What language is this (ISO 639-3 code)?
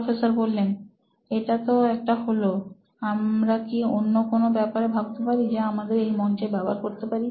ben